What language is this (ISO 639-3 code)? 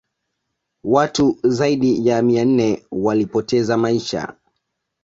swa